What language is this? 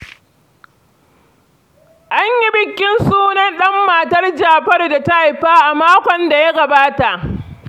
Hausa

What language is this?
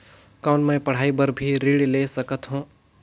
Chhattisgarhi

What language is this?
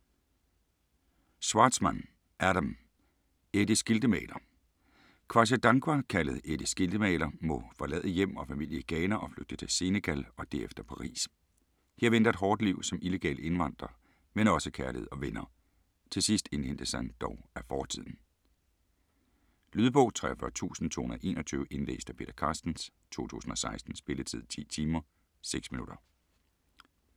Danish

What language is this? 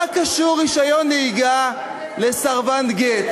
Hebrew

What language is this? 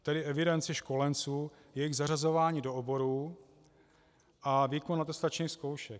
Czech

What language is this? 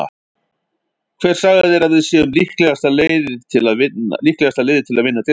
Icelandic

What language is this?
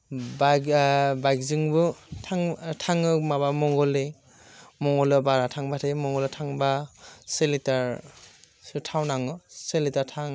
Bodo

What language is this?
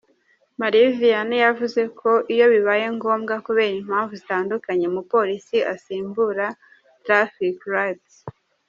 Kinyarwanda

